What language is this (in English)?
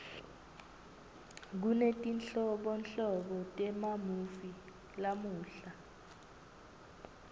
Swati